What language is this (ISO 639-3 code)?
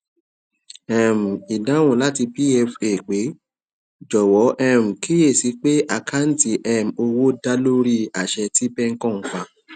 yor